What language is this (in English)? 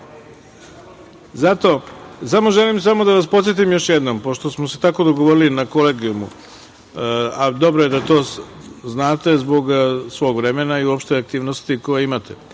Serbian